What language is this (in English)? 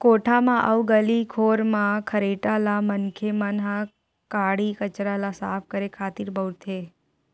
Chhattisgarhi